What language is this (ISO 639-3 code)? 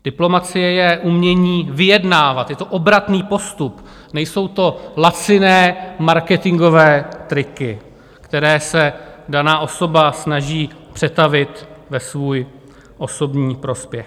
ces